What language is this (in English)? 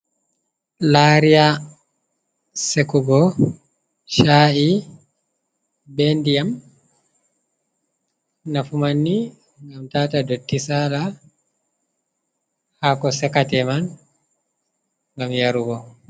Fula